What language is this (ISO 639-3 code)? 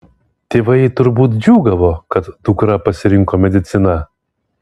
lit